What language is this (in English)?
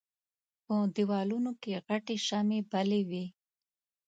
Pashto